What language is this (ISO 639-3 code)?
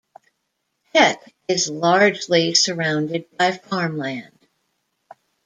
eng